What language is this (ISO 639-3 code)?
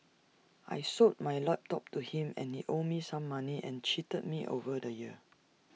eng